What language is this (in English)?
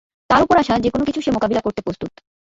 Bangla